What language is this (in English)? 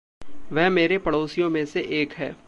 Hindi